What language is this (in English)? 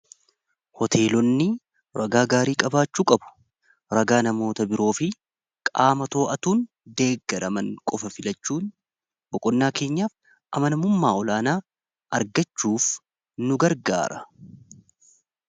Oromo